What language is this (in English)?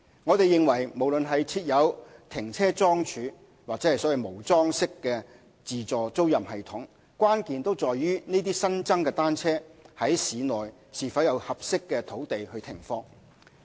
Cantonese